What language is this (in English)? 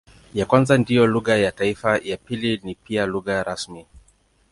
Swahili